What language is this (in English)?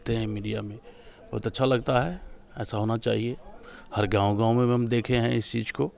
Hindi